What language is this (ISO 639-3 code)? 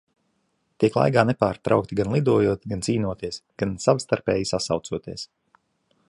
lav